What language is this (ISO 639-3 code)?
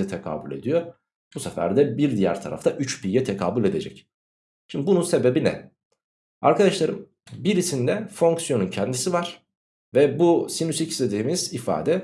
tur